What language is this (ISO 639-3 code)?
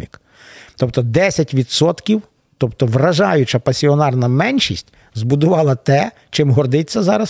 ukr